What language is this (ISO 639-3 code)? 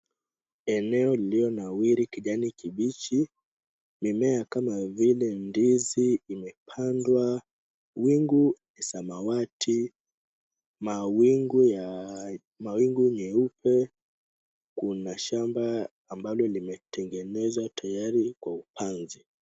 swa